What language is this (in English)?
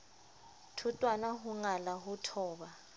Southern Sotho